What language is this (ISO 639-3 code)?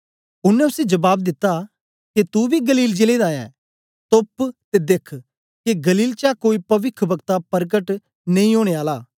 doi